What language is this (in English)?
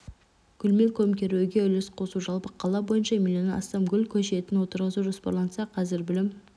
Kazakh